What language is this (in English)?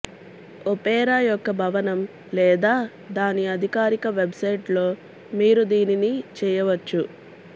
Telugu